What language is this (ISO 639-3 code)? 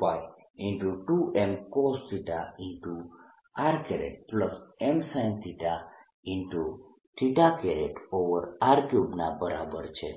guj